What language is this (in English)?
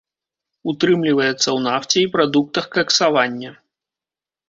Belarusian